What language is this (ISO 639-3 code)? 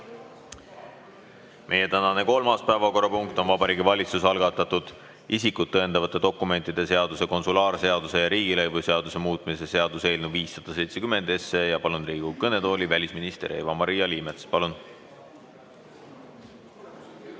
est